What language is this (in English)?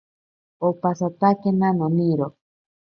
Ashéninka Perené